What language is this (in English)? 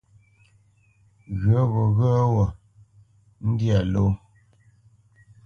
Bamenyam